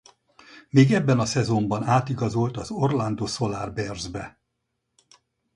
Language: Hungarian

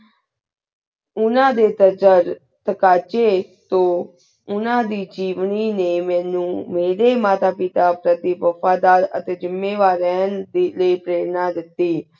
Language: Punjabi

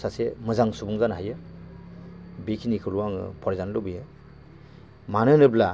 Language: Bodo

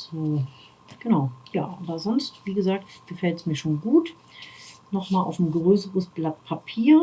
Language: German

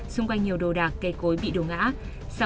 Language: Vietnamese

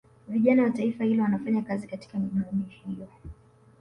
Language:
Swahili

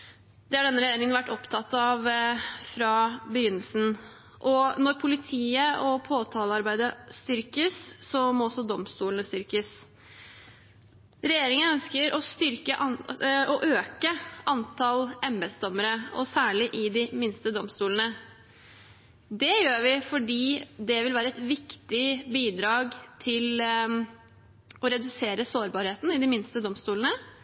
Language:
Norwegian Bokmål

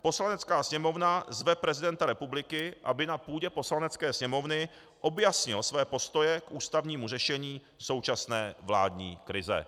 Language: Czech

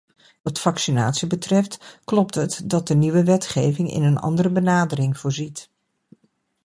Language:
Dutch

